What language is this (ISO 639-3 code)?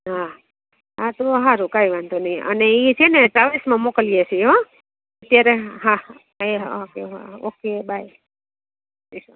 guj